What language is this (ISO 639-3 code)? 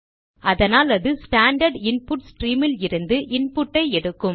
tam